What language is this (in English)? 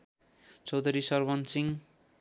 Nepali